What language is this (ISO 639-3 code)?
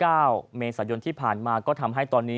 tha